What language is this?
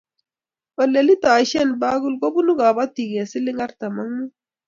Kalenjin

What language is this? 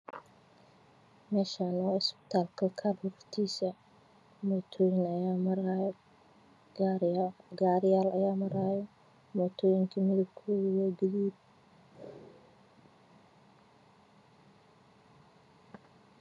Somali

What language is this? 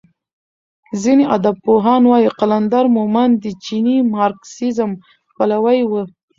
Pashto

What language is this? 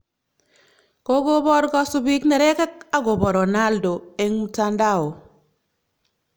Kalenjin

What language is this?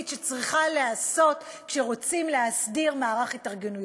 Hebrew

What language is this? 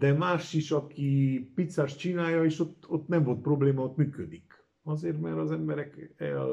Hungarian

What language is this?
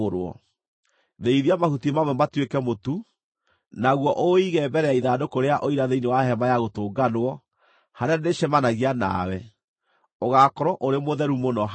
Kikuyu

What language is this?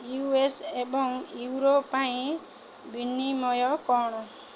Odia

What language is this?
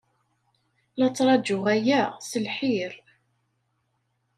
Kabyle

